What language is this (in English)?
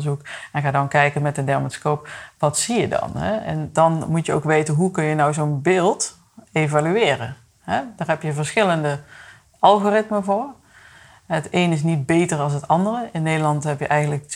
Dutch